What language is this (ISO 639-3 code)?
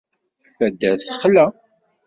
kab